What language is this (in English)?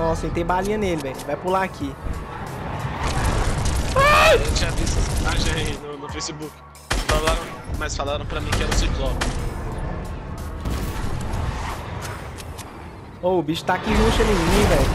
Portuguese